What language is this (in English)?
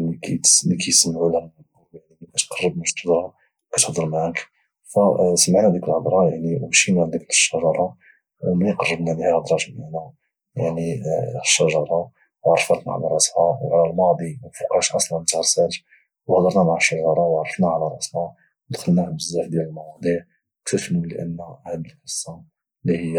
Moroccan Arabic